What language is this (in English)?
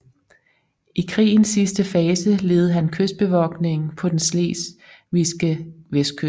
Danish